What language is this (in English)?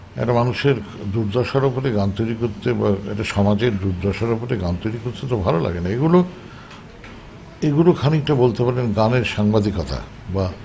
Bangla